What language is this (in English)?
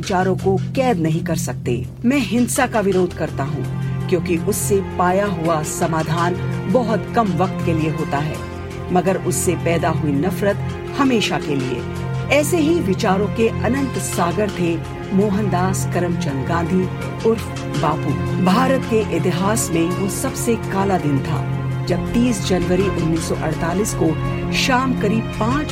Hindi